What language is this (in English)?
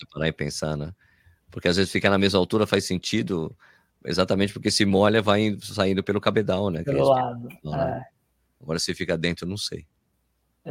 Portuguese